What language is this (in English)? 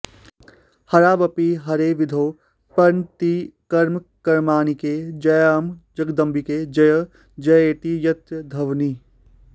Sanskrit